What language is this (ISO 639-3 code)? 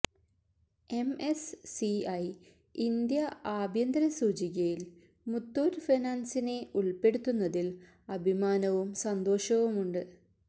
mal